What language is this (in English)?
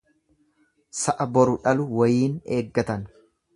Oromo